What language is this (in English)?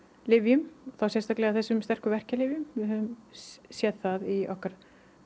Icelandic